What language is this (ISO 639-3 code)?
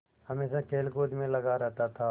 hin